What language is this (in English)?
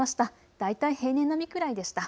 Japanese